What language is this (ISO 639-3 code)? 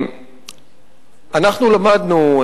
heb